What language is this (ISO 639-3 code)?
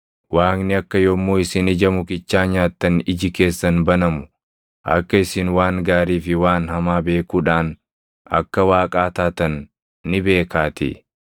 orm